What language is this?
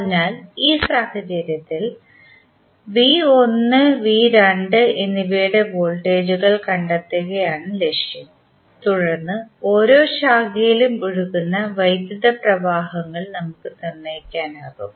Malayalam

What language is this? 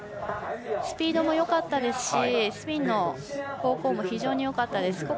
Japanese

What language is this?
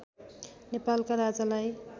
Nepali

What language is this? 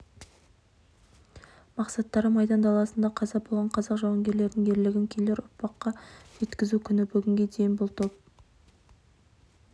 Kazakh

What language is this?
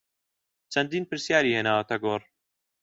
Central Kurdish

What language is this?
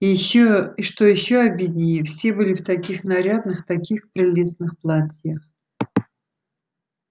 Russian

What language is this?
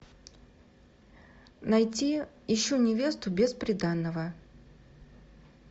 Russian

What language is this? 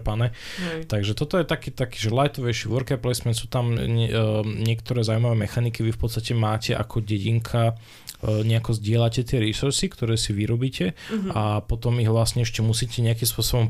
Slovak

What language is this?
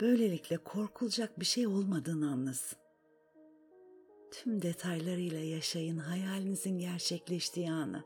Turkish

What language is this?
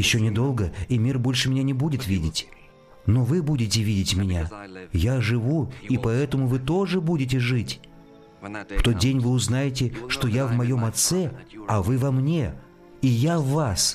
Russian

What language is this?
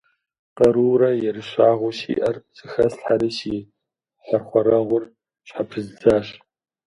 Kabardian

